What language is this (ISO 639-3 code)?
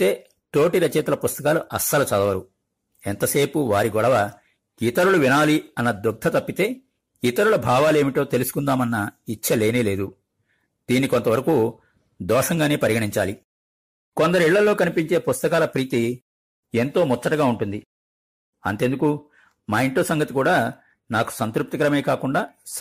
tel